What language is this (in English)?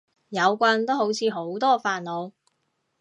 Cantonese